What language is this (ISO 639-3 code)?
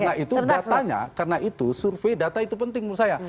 ind